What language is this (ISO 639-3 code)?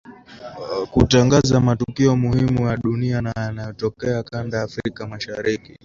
swa